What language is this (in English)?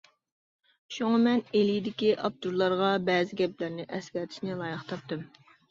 Uyghur